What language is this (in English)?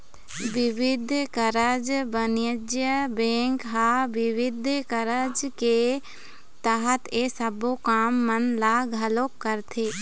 Chhattisgarhi